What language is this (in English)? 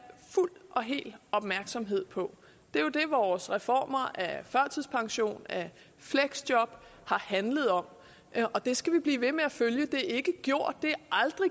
Danish